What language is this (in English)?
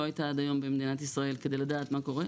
Hebrew